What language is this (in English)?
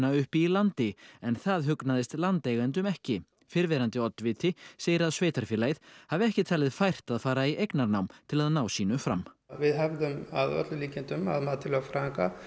Icelandic